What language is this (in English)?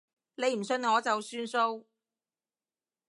Cantonese